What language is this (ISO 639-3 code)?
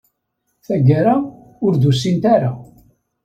kab